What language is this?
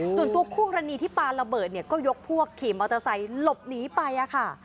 Thai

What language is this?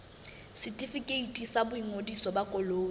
Southern Sotho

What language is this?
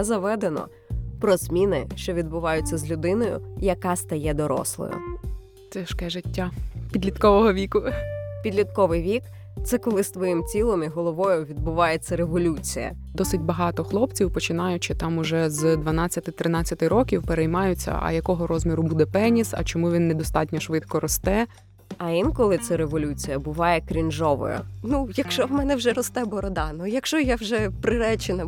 Ukrainian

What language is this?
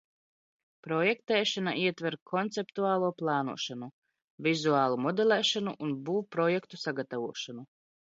Latvian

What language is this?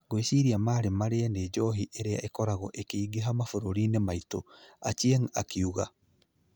Kikuyu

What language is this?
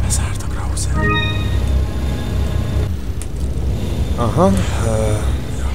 Hungarian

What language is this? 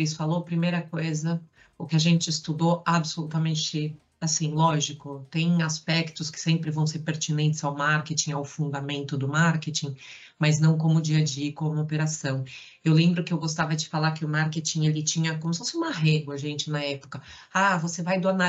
Portuguese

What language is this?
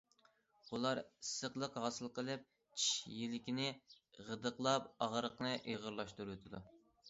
Uyghur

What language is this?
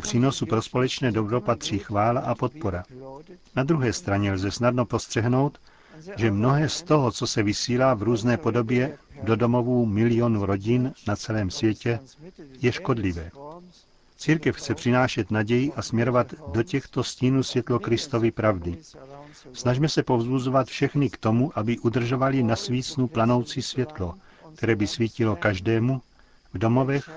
Czech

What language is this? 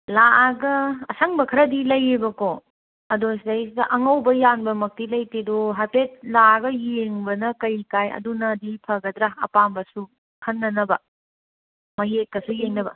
Manipuri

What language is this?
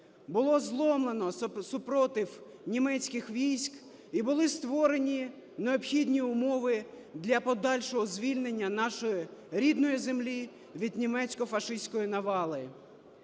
Ukrainian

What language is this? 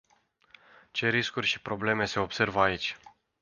Romanian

